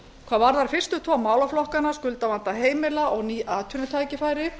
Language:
Icelandic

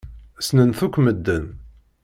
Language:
Kabyle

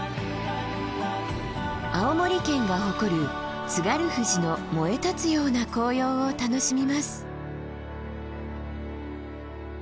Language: Japanese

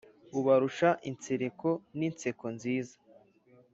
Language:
Kinyarwanda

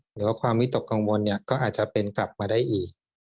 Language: Thai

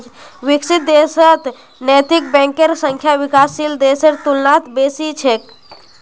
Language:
Magahi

